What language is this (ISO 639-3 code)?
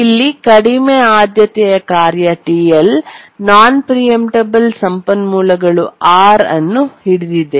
kan